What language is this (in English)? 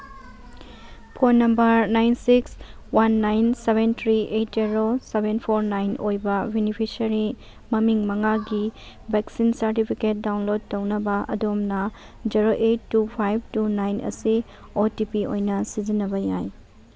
Manipuri